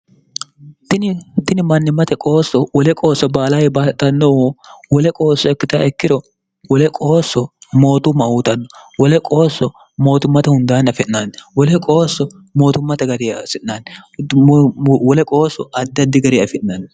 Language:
Sidamo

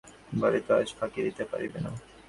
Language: Bangla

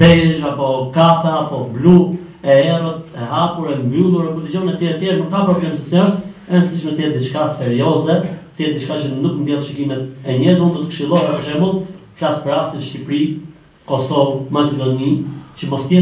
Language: Turkish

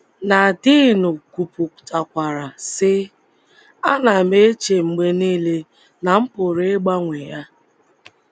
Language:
Igbo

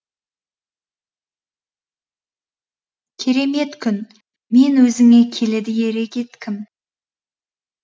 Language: Kazakh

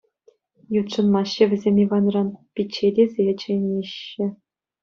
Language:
Chuvash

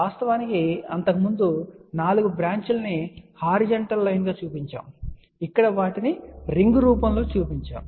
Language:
Telugu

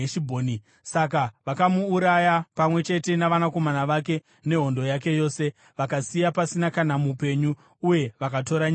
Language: Shona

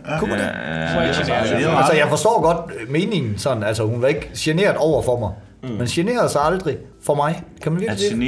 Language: Danish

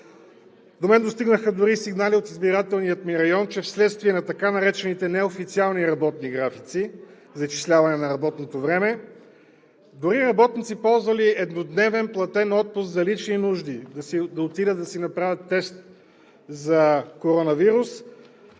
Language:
Bulgarian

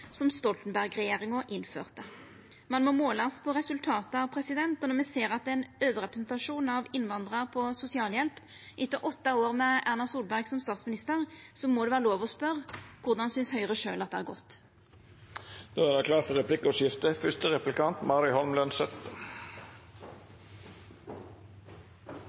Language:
Norwegian Nynorsk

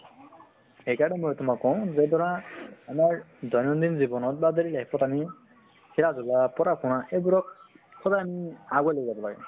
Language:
Assamese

